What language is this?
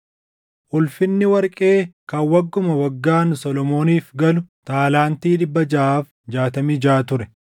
Oromo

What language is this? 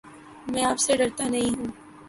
Urdu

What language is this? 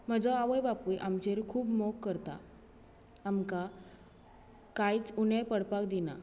Konkani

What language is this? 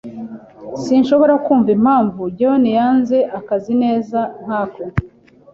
Kinyarwanda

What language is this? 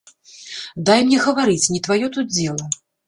Belarusian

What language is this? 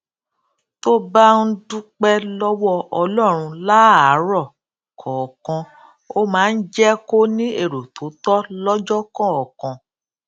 Yoruba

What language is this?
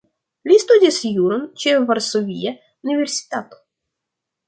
Esperanto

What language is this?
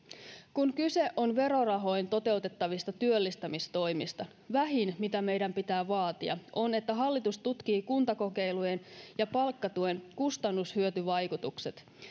Finnish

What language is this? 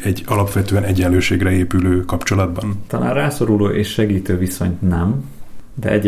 Hungarian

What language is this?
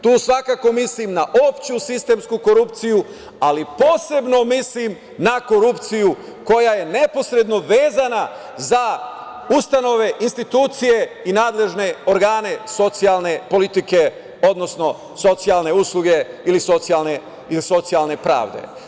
Serbian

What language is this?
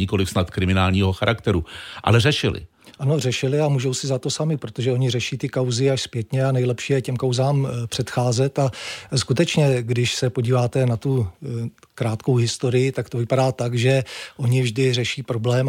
Czech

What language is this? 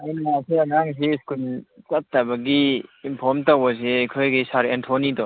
Manipuri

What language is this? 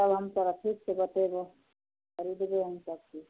Maithili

